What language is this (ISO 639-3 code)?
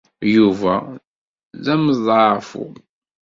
kab